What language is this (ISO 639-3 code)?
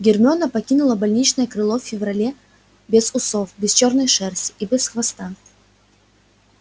rus